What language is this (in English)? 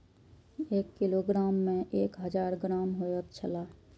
Maithili